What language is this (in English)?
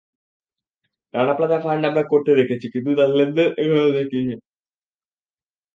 Bangla